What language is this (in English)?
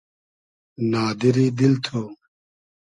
Hazaragi